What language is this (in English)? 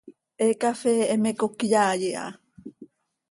Seri